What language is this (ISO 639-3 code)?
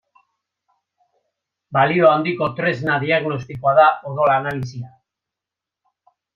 eus